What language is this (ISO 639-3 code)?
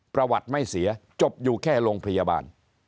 tha